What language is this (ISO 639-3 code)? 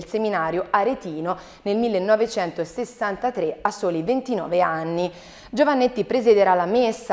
ita